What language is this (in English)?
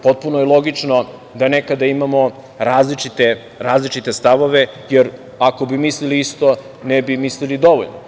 Serbian